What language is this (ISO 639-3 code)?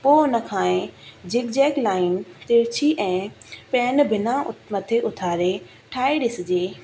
snd